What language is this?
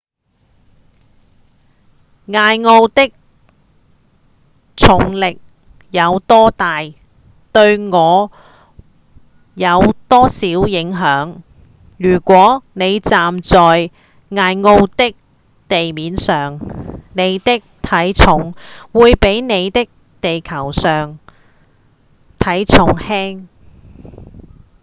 Cantonese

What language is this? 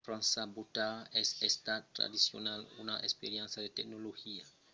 Occitan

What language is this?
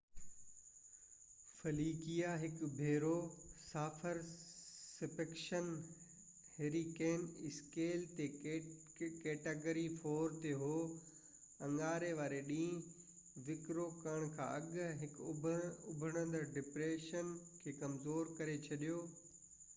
Sindhi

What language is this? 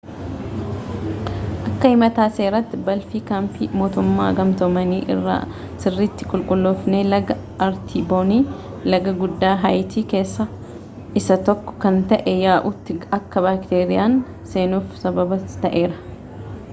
Oromo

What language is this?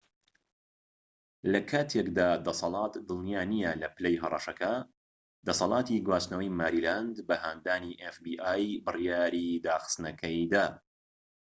Central Kurdish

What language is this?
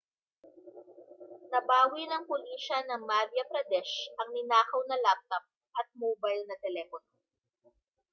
Filipino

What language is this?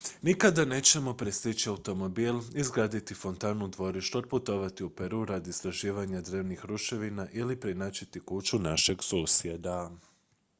Croatian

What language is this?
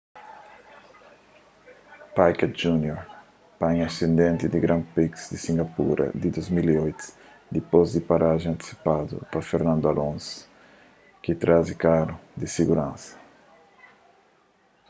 Kabuverdianu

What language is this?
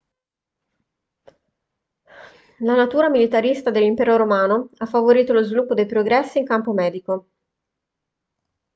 Italian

